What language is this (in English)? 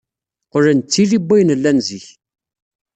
Kabyle